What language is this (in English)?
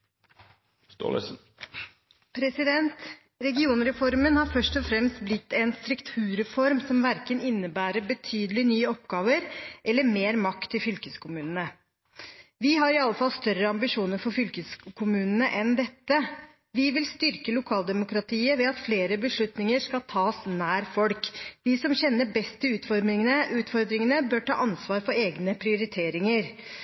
Norwegian